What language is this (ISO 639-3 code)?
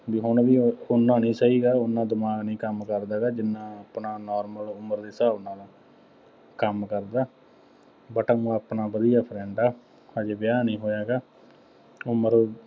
pan